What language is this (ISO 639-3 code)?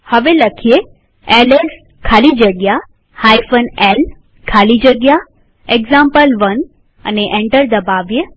guj